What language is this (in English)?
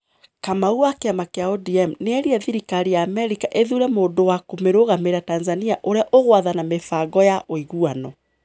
Kikuyu